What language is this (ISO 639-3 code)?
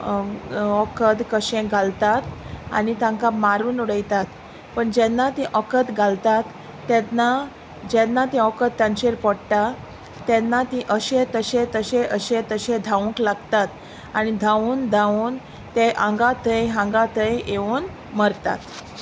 kok